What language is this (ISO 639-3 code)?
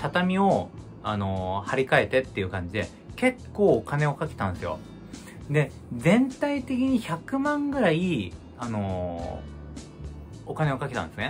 jpn